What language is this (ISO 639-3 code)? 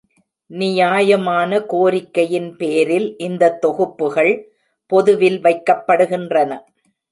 tam